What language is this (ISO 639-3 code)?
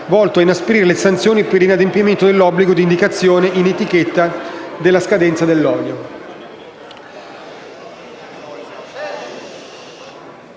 ita